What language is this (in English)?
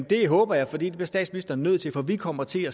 Danish